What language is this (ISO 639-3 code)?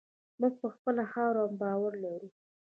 pus